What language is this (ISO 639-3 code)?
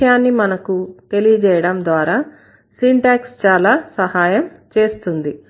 tel